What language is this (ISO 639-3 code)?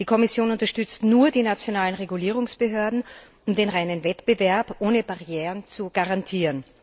deu